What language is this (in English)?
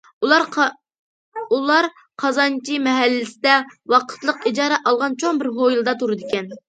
Uyghur